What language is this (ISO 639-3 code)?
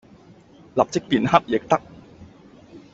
yue